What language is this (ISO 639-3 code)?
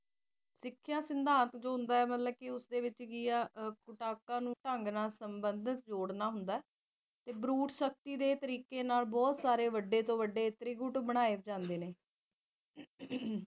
pan